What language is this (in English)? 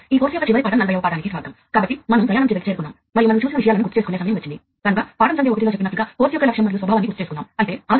Telugu